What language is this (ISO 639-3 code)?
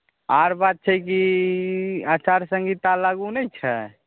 mai